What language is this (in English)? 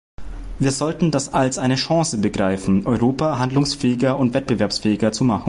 German